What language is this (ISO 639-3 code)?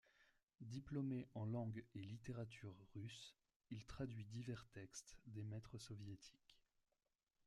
fra